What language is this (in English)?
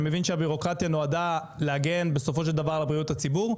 Hebrew